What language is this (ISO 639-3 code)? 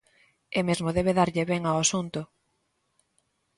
glg